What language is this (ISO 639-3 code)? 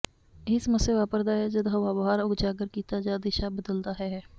pan